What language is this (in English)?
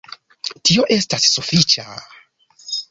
Esperanto